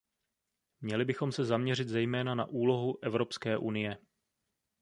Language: Czech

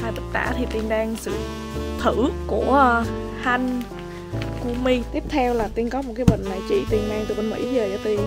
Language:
Vietnamese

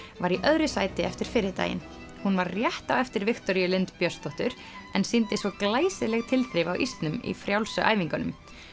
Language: Icelandic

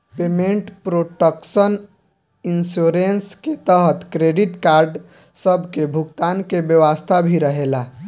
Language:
Bhojpuri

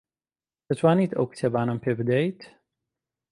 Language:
Central Kurdish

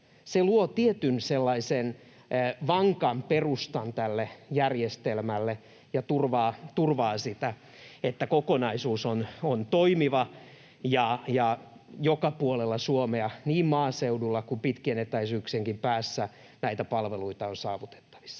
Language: Finnish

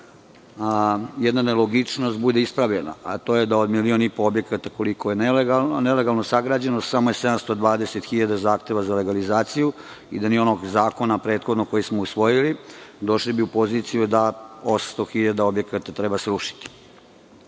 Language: Serbian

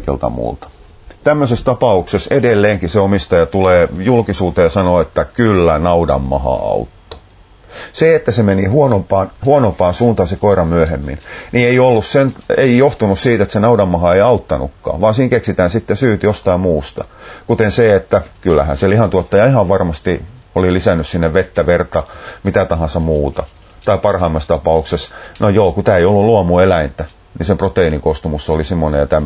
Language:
Finnish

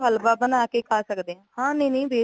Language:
Punjabi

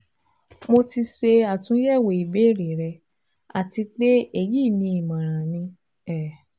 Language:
Yoruba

